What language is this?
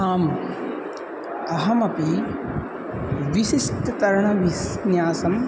Sanskrit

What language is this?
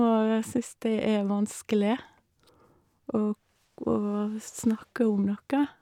Norwegian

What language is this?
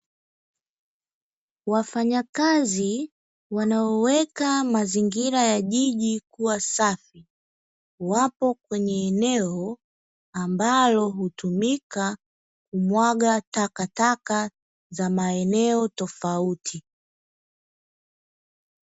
Swahili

